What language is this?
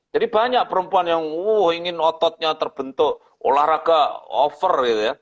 Indonesian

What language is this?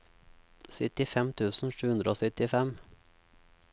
Norwegian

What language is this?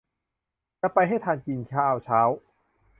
Thai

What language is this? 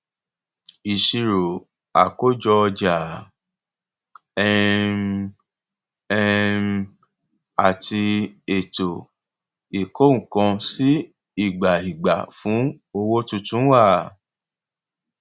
Yoruba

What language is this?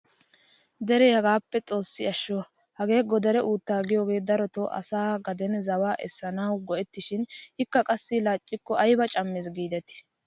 Wolaytta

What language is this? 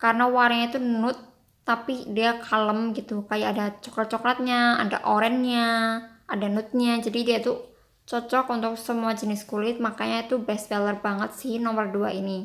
Indonesian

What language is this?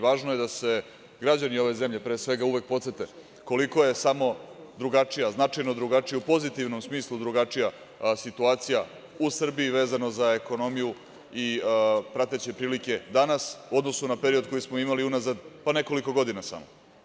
Serbian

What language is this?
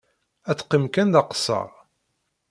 Kabyle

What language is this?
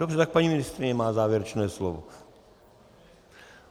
Czech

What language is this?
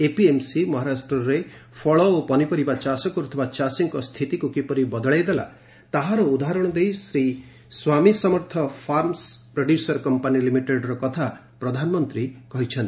Odia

